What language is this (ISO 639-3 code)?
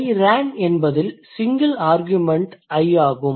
tam